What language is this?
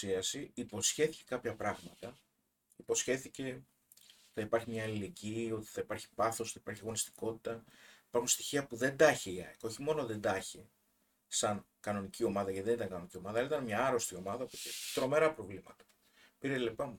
Greek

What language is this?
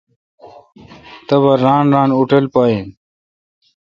Kalkoti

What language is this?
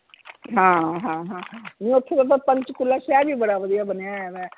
Punjabi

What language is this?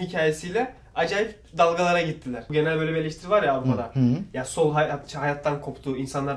Turkish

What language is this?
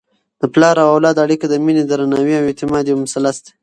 Pashto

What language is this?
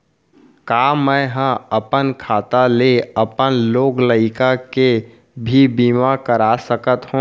Chhattisgarhi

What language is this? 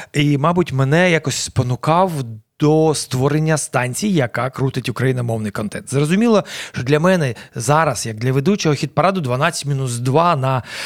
Ukrainian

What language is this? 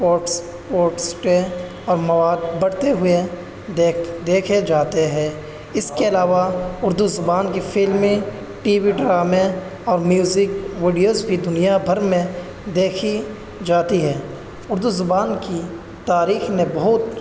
Urdu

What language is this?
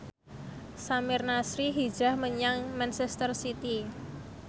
Javanese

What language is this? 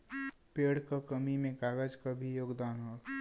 Bhojpuri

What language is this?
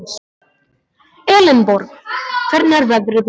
Icelandic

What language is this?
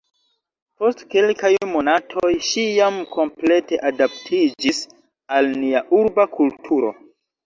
Esperanto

